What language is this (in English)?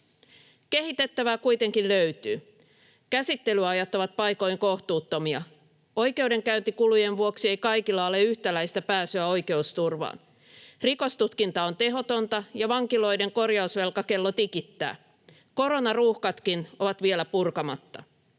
Finnish